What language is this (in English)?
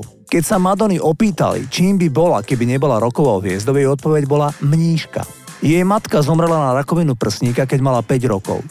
Slovak